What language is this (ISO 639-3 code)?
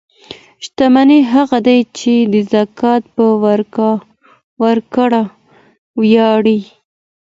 pus